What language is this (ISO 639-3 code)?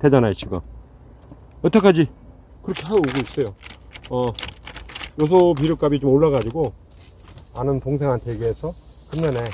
kor